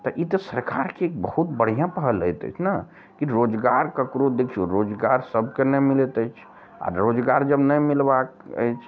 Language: Maithili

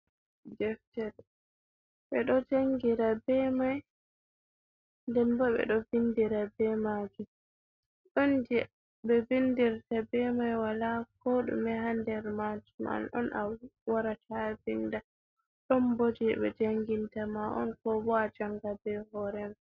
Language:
Fula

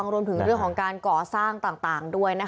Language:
Thai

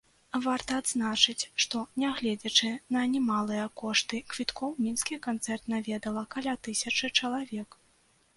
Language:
Belarusian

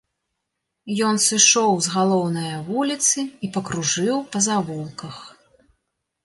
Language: Belarusian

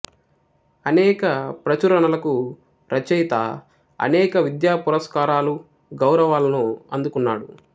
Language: Telugu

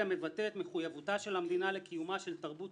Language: Hebrew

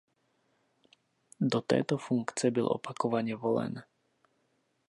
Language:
Czech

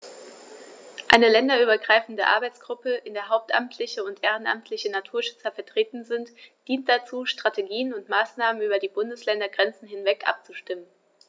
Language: German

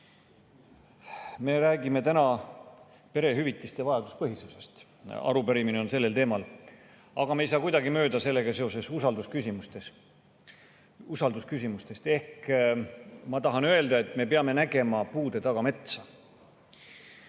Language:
Estonian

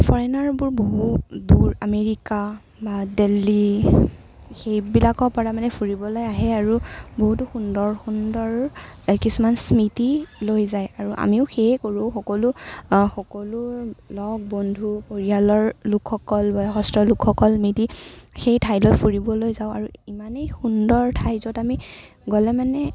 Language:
Assamese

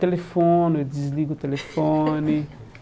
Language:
Portuguese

